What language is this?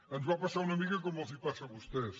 Catalan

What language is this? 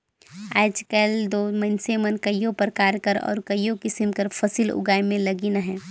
Chhattisgarhi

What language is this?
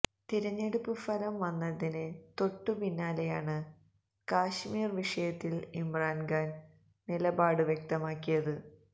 Malayalam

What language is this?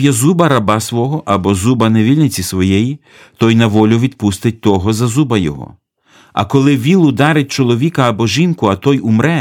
Ukrainian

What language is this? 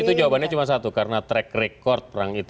Indonesian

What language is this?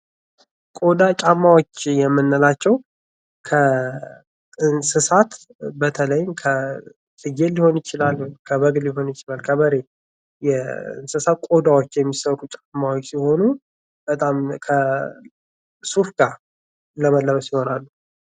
Amharic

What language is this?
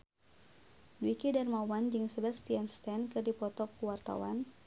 Sundanese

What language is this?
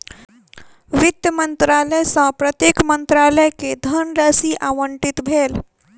Maithili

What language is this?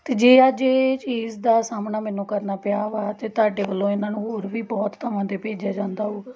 Punjabi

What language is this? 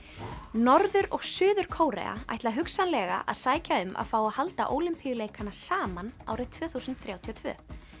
Icelandic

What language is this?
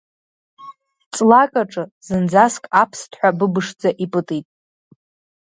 Abkhazian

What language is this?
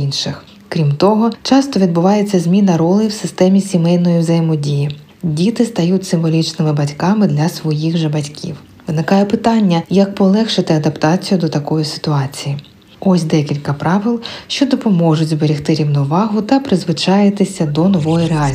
Ukrainian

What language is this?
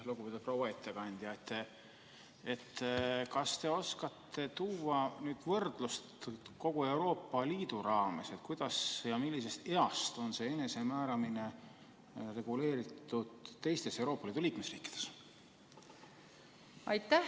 Estonian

